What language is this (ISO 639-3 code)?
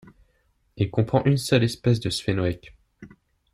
fra